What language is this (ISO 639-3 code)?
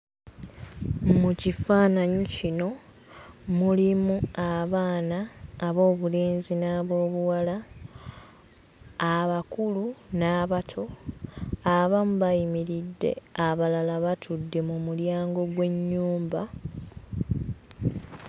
lug